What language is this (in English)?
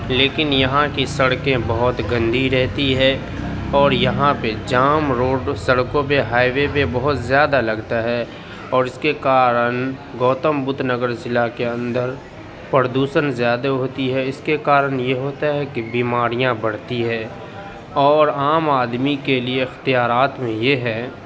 Urdu